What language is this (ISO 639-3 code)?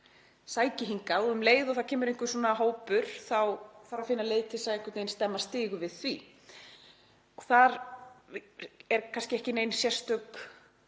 isl